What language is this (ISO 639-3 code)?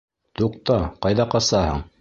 bak